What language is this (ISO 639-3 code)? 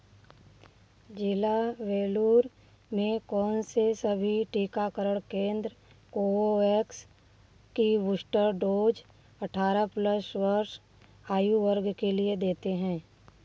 hin